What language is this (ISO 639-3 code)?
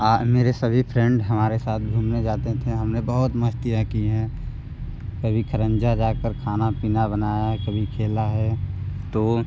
hin